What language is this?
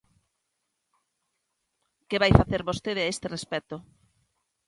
Galician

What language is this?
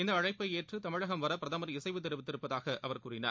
Tamil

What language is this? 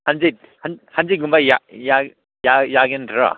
Manipuri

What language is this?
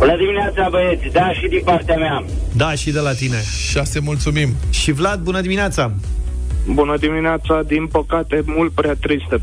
Romanian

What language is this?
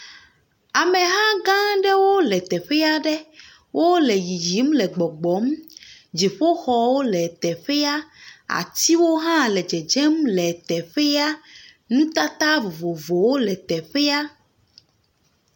Ewe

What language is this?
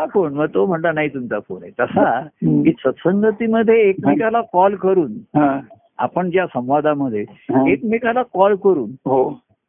Marathi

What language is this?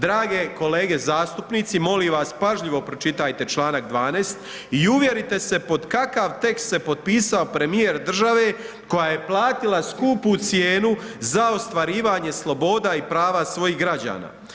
Croatian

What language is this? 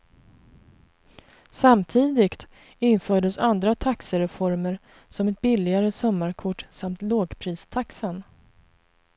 Swedish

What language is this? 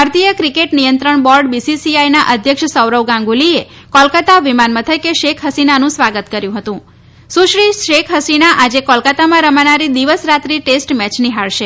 Gujarati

